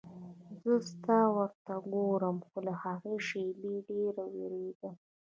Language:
Pashto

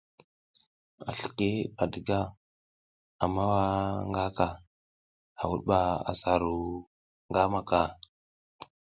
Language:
South Giziga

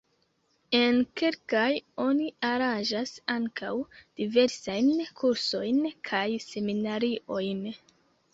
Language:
Esperanto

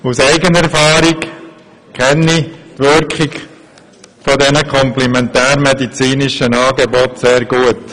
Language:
Swiss German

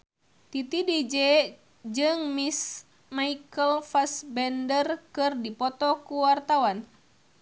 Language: Sundanese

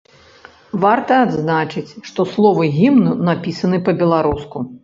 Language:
Belarusian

